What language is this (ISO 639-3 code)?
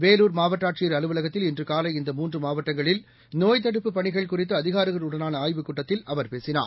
tam